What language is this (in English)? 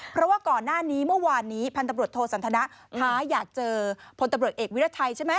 Thai